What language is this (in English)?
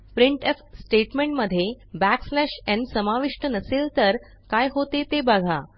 Marathi